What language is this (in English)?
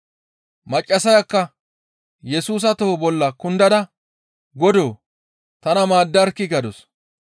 Gamo